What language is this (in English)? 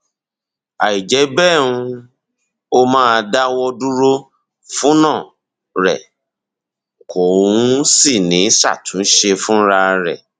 Yoruba